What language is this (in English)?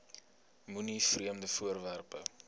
Afrikaans